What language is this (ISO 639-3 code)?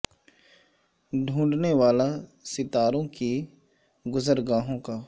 urd